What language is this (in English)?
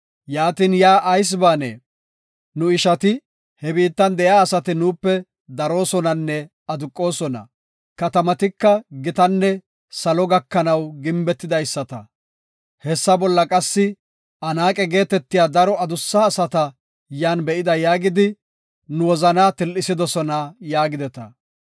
Gofa